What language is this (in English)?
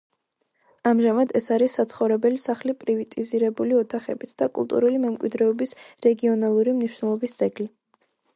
Georgian